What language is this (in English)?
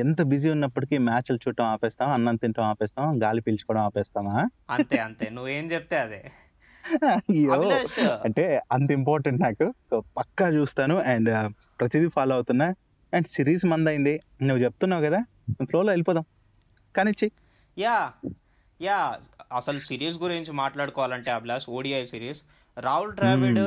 Telugu